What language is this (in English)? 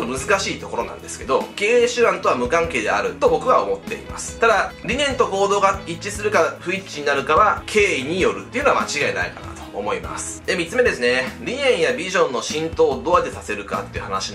Japanese